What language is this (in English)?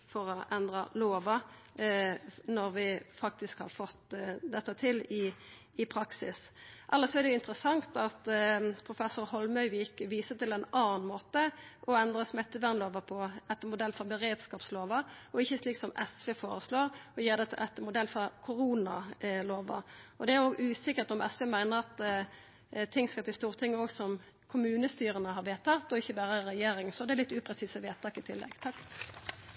Norwegian Nynorsk